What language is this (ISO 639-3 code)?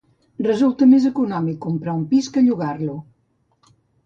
cat